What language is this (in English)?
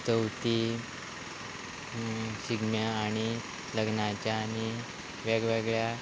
Konkani